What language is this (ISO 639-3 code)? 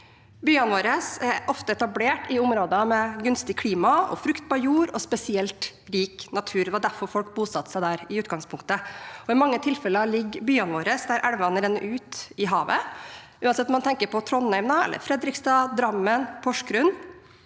nor